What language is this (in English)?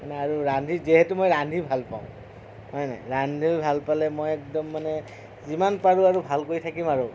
Assamese